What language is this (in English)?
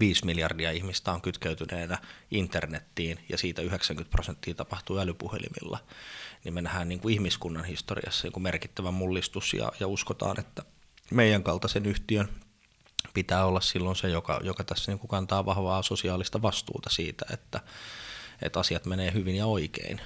Finnish